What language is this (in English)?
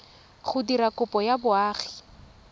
Tswana